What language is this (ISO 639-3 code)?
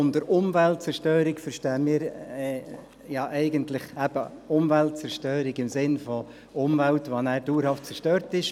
gsw